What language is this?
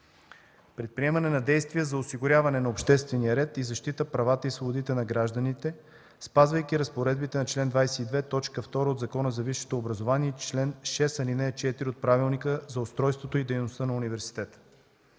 Bulgarian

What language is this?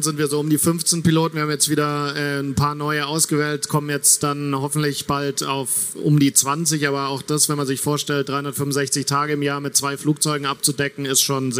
German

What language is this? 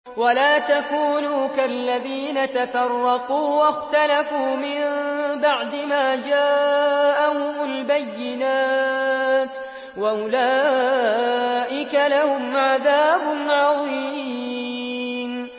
Arabic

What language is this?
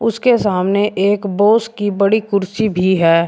Hindi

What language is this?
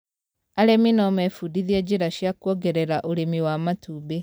Kikuyu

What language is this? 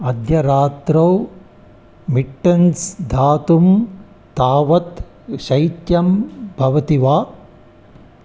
Sanskrit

